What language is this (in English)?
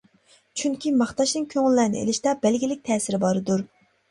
Uyghur